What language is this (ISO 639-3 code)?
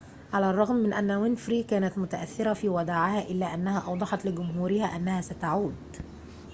ara